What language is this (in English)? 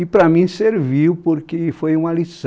Portuguese